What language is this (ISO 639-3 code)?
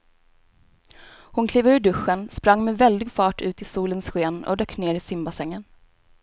swe